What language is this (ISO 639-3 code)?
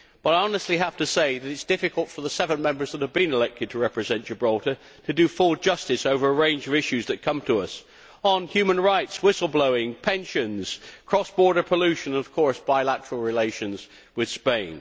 eng